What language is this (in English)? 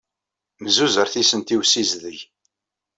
Kabyle